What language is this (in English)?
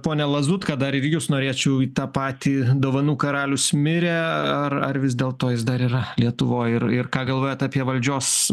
Lithuanian